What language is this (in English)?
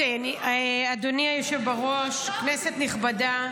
Hebrew